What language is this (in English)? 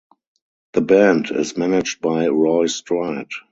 English